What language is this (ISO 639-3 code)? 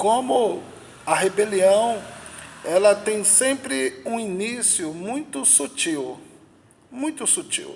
por